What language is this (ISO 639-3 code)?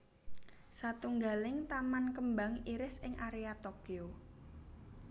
jav